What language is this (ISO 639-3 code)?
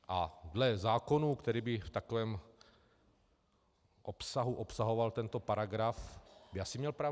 ces